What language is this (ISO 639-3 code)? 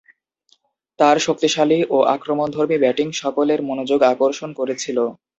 ben